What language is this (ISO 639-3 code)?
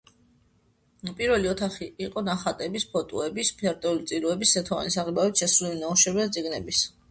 kat